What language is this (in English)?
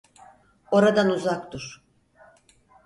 Turkish